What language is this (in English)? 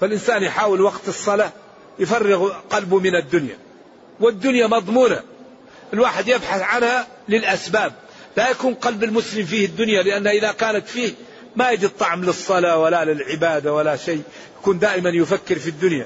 Arabic